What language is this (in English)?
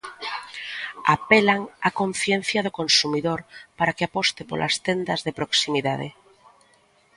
Galician